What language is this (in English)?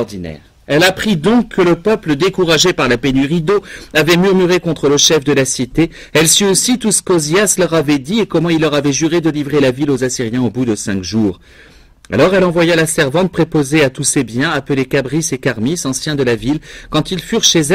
French